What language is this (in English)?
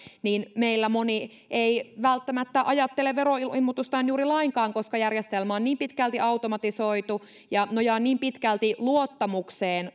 Finnish